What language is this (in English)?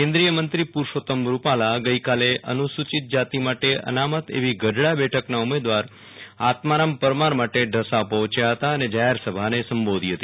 Gujarati